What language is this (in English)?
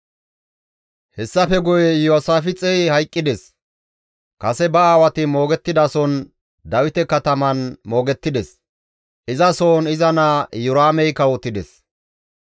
Gamo